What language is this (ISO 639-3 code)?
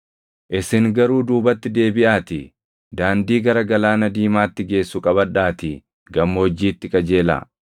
orm